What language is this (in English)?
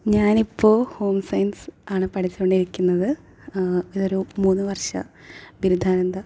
Malayalam